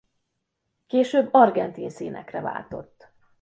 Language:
Hungarian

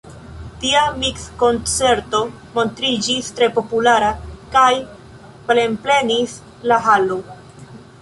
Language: Esperanto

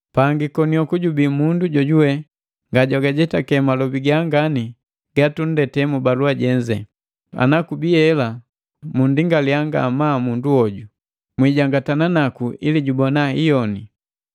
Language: Matengo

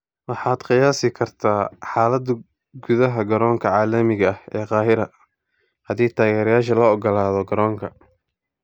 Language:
Somali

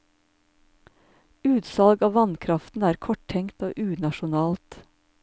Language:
Norwegian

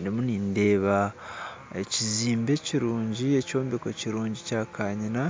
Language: Nyankole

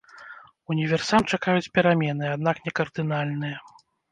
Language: Belarusian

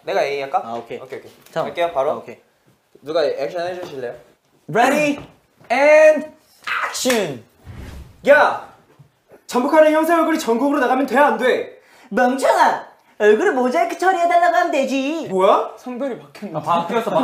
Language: Korean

